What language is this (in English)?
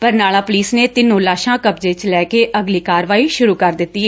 Punjabi